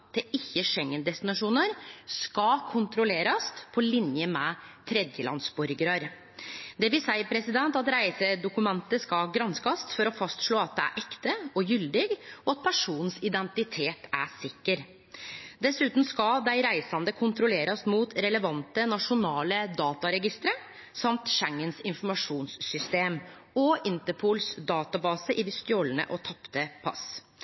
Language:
Norwegian Nynorsk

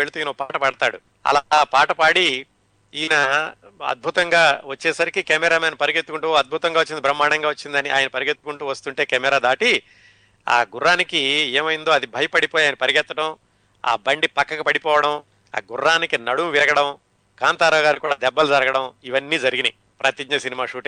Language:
Telugu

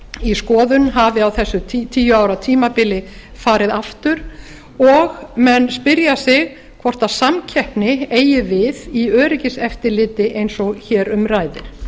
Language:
Icelandic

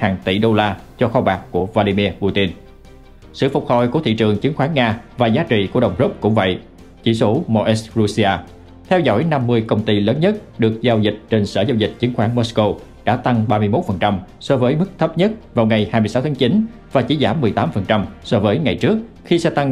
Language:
Vietnamese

